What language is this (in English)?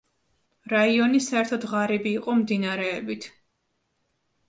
Georgian